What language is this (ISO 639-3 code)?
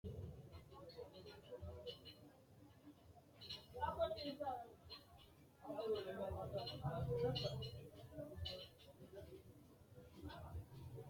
sid